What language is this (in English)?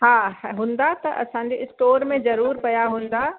Sindhi